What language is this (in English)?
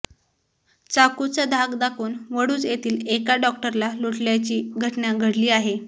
Marathi